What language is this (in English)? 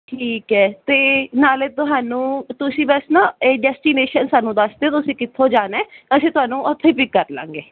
Punjabi